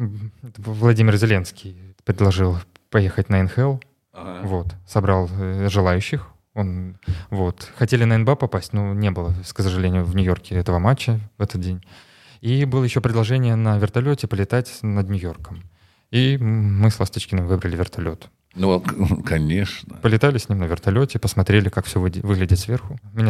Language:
Russian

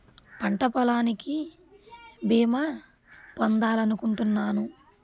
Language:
Telugu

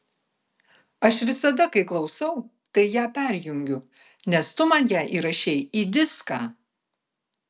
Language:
Lithuanian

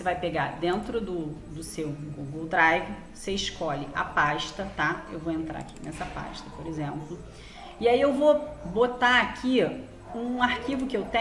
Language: Portuguese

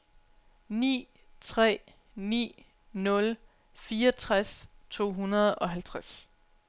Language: Danish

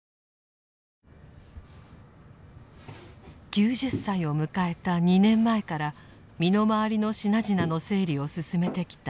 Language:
Japanese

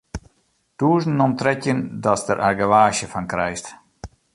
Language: Western Frisian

